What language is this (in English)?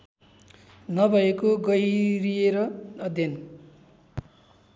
Nepali